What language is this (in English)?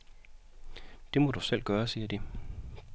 Danish